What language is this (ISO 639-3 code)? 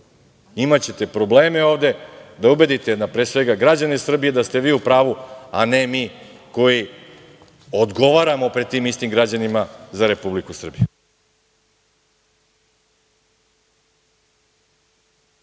srp